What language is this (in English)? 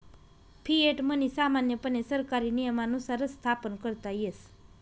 Marathi